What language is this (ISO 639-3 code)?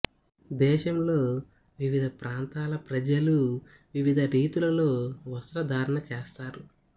tel